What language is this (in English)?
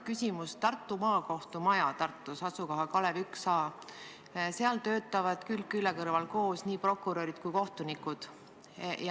Estonian